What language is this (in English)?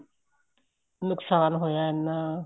Punjabi